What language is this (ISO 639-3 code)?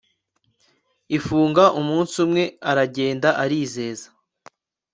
kin